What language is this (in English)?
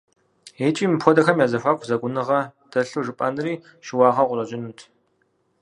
Kabardian